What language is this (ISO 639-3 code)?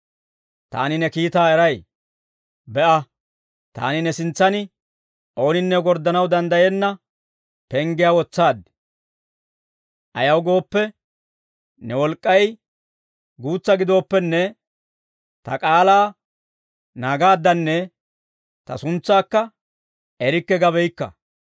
dwr